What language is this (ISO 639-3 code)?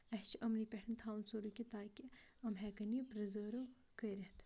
kas